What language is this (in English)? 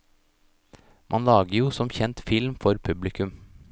Norwegian